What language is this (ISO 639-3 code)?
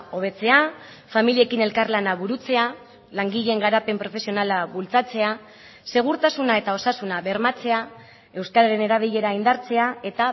eus